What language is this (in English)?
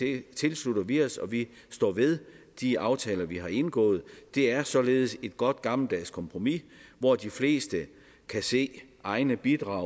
Danish